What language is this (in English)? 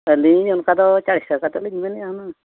Santali